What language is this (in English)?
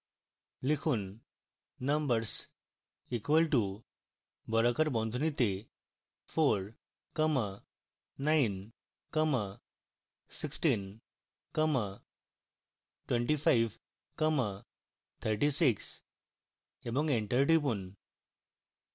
Bangla